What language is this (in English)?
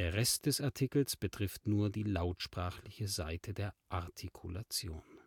German